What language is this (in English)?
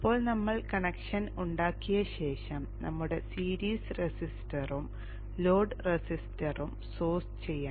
Malayalam